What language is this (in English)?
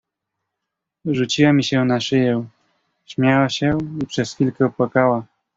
Polish